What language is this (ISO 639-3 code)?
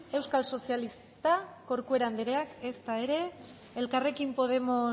eus